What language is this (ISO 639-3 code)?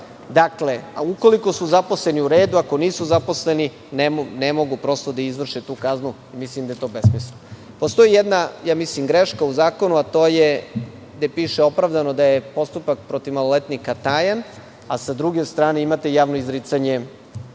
srp